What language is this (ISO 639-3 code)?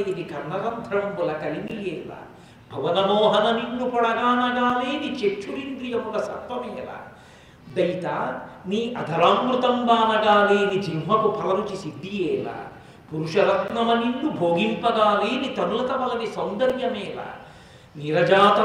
tel